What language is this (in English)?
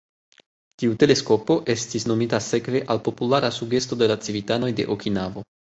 Esperanto